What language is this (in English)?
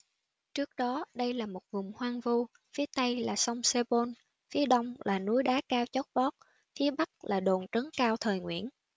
Vietnamese